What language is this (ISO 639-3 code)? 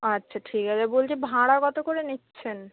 ben